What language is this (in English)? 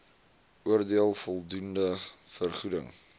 Afrikaans